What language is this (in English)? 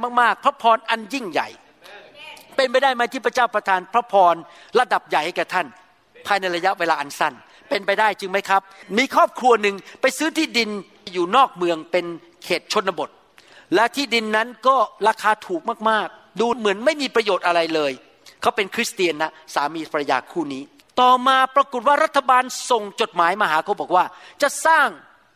Thai